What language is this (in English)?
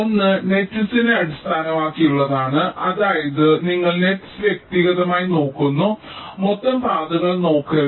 Malayalam